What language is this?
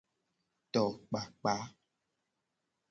Gen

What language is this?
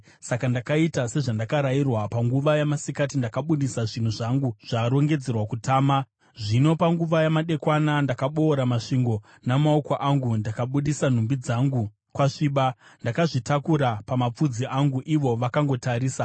Shona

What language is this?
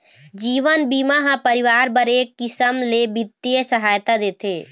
Chhattisgarhi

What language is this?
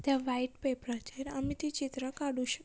Konkani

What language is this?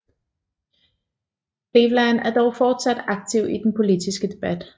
Danish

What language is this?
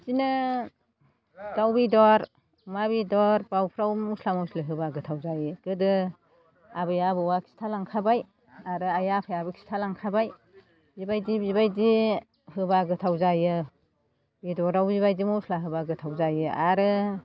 Bodo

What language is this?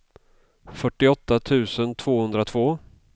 Swedish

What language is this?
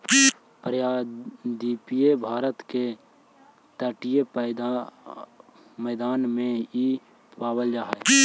Magahi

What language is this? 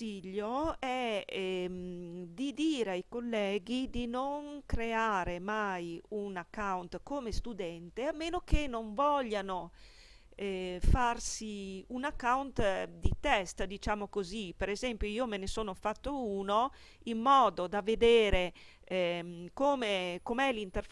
Italian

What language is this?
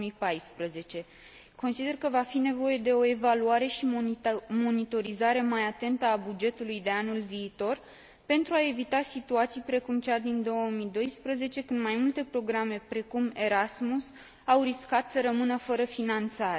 Romanian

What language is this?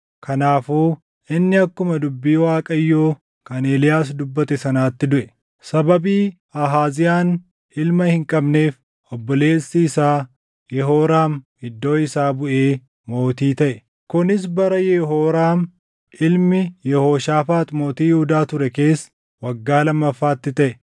Oromo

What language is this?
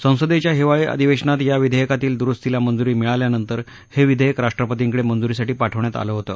Marathi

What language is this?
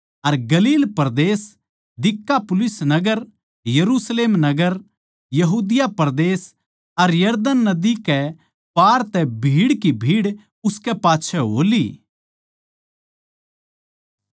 Haryanvi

